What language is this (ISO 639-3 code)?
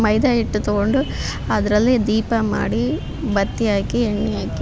kan